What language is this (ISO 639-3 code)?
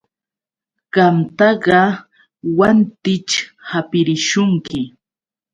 qux